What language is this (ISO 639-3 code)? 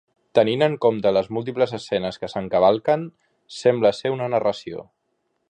cat